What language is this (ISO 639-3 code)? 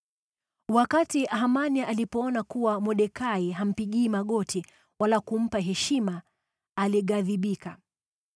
swa